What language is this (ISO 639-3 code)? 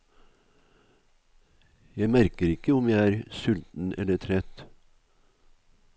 nor